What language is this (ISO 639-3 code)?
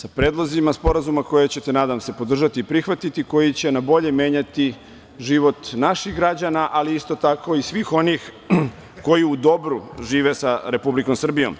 srp